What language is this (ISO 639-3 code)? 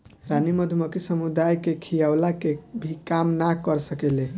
bho